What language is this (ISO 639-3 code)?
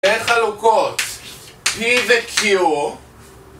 heb